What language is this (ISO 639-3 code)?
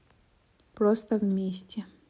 rus